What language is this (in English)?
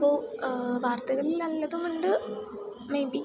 Malayalam